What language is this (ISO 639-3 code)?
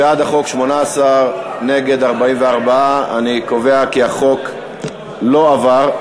heb